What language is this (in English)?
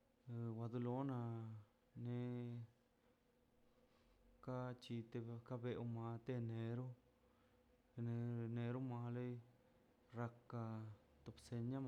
Mazaltepec Zapotec